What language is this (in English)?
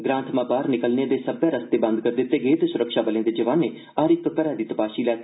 Dogri